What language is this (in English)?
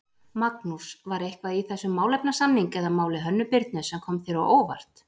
Icelandic